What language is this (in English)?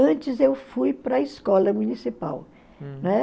Portuguese